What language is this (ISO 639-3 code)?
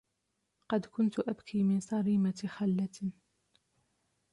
ara